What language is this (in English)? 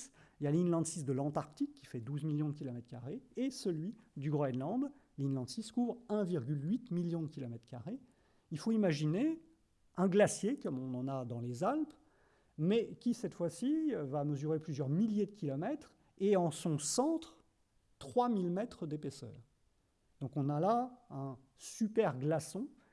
French